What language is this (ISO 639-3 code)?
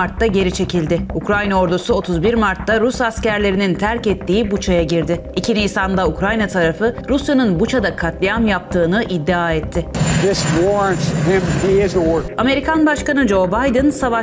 tur